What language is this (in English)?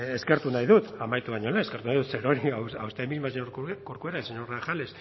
Basque